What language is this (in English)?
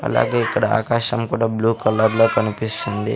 Telugu